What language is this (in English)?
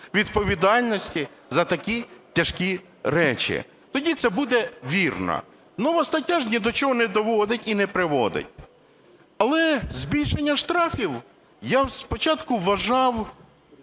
Ukrainian